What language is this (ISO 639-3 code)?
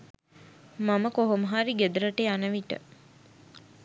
sin